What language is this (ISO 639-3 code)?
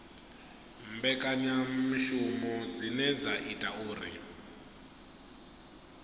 ven